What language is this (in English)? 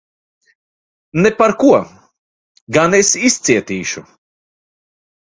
Latvian